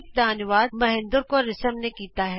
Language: Punjabi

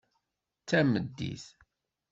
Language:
Kabyle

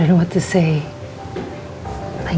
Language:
Indonesian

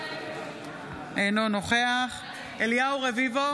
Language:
Hebrew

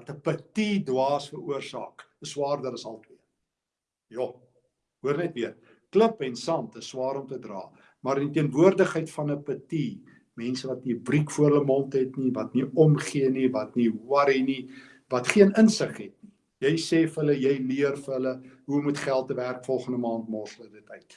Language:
Dutch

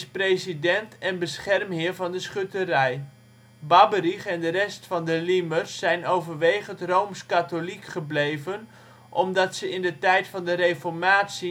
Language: Dutch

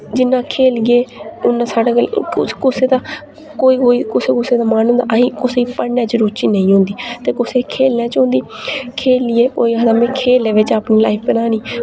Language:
Dogri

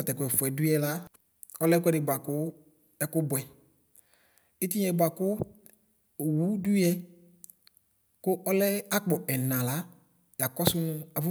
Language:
Ikposo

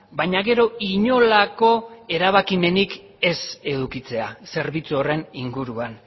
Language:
Basque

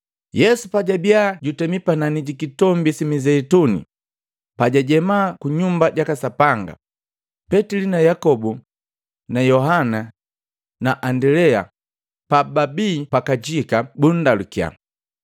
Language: Matengo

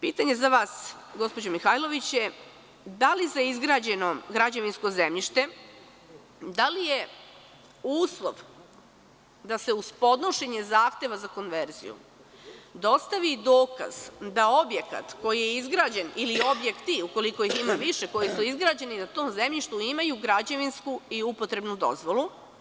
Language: Serbian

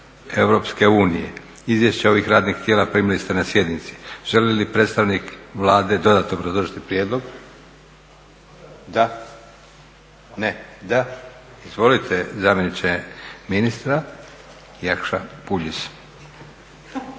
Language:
Croatian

